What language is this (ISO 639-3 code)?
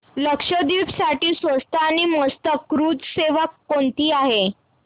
mar